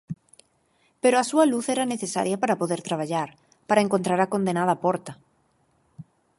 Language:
Galician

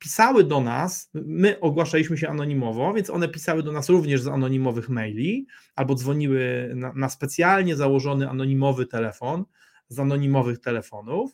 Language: Polish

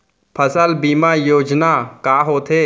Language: Chhattisgarhi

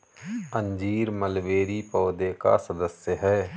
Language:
Hindi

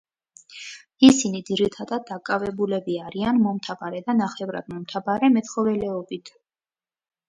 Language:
Georgian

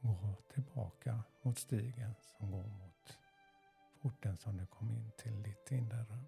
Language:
Swedish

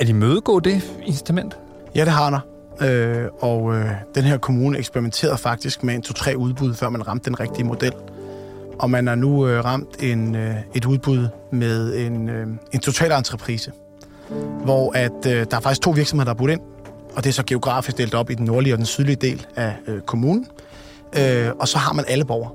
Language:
Danish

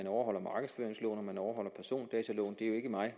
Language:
Danish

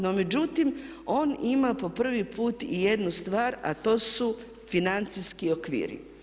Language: Croatian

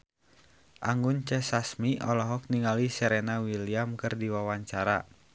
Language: Sundanese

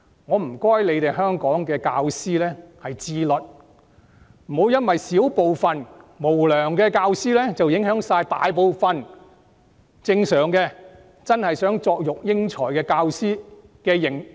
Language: Cantonese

